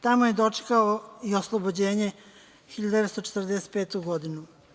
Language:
Serbian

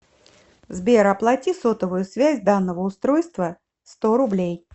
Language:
Russian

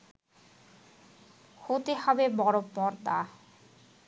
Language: Bangla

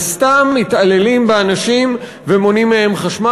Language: Hebrew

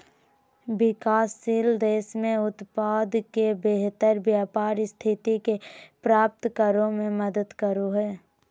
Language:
Magahi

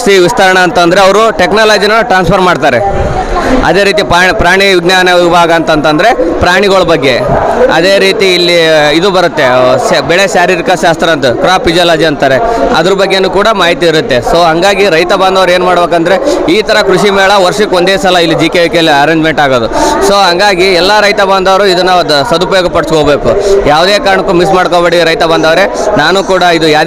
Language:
Kannada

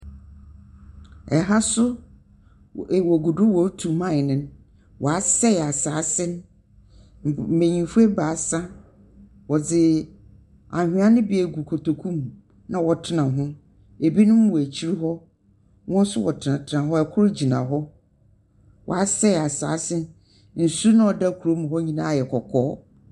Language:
Akan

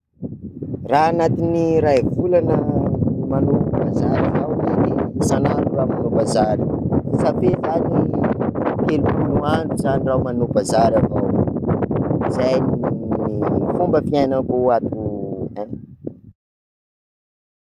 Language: Sakalava Malagasy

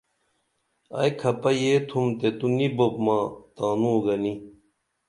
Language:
Dameli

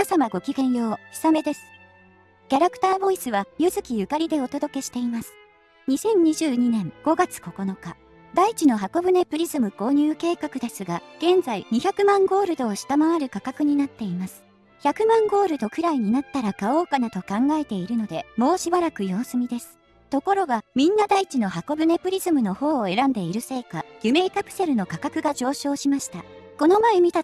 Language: Japanese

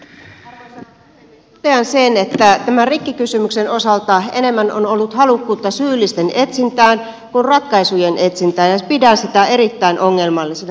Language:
Finnish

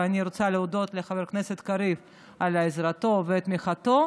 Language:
Hebrew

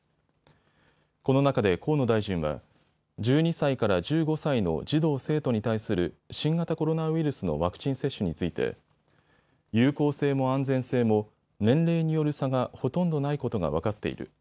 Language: Japanese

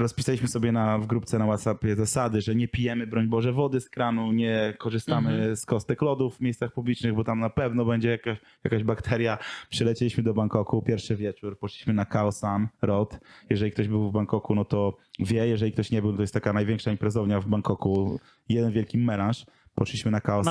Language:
Polish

